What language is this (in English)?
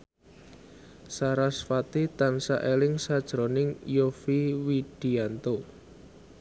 Javanese